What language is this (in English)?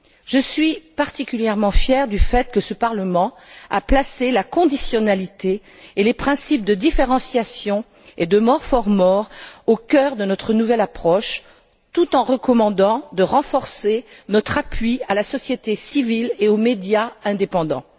French